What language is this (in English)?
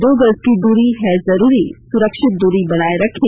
Hindi